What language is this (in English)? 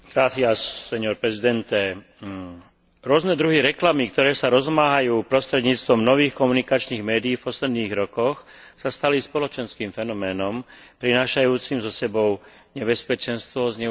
Slovak